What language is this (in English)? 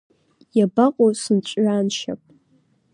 Abkhazian